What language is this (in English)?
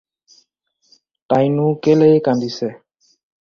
Assamese